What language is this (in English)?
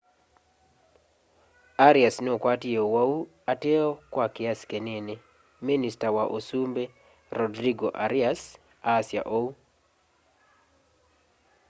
Kamba